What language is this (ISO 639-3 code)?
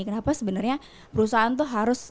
ind